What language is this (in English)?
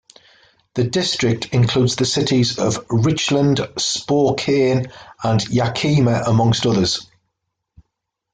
English